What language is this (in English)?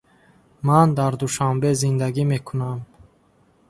Tajik